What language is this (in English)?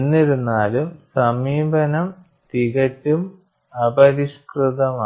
Malayalam